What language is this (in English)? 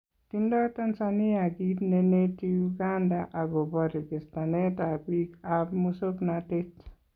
Kalenjin